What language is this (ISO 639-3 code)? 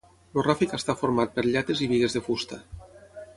cat